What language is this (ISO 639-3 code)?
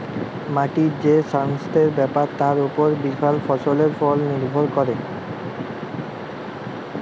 ben